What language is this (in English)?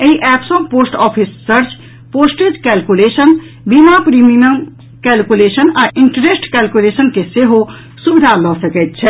Maithili